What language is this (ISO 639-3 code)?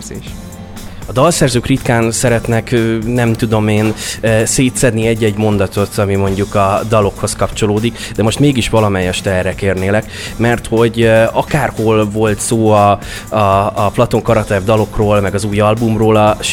hun